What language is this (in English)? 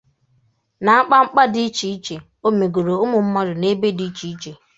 Igbo